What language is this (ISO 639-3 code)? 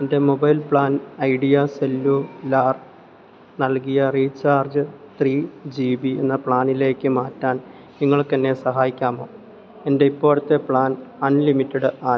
mal